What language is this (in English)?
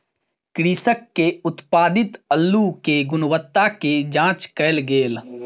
Maithili